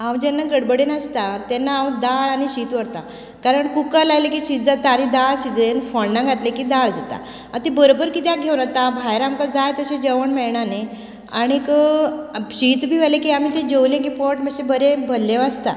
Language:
Konkani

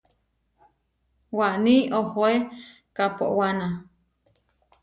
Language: Huarijio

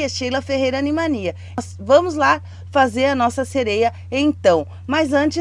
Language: Portuguese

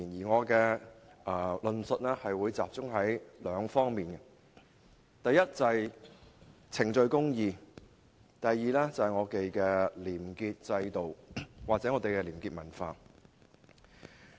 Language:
Cantonese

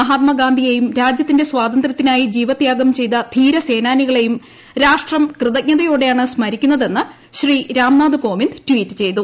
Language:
Malayalam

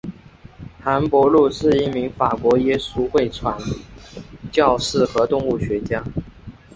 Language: Chinese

